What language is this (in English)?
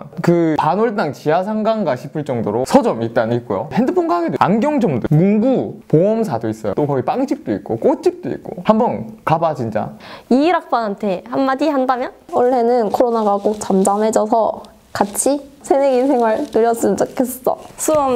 Korean